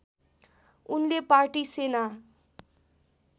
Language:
Nepali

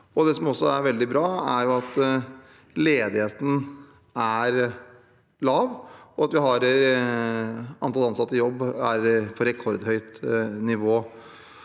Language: Norwegian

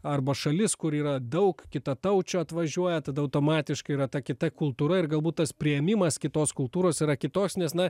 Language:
Lithuanian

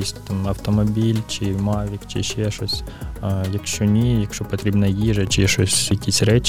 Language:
Ukrainian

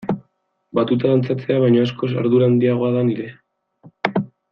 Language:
Basque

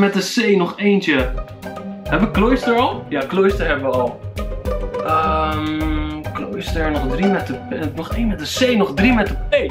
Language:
Dutch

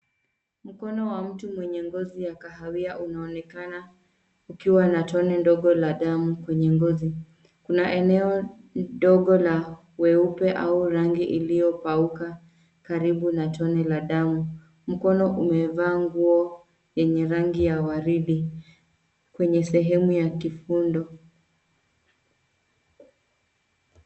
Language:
Swahili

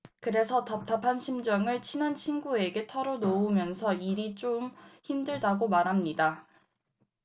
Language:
Korean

